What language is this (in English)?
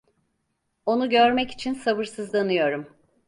Turkish